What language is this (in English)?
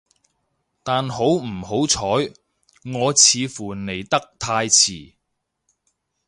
Cantonese